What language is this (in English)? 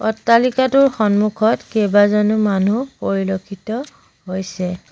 Assamese